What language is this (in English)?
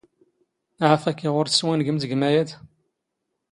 Standard Moroccan Tamazight